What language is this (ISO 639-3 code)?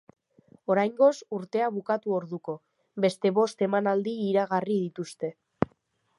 eus